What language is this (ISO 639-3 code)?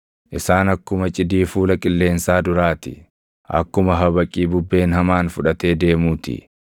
orm